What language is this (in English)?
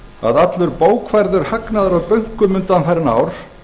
Icelandic